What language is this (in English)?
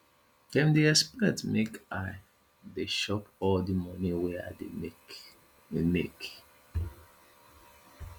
Nigerian Pidgin